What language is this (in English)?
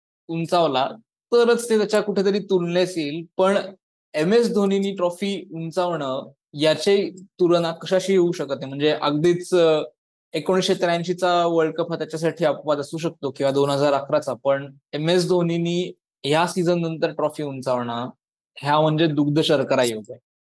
Marathi